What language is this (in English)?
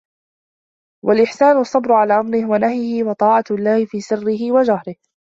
Arabic